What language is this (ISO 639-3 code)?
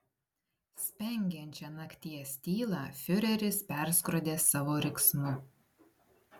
lit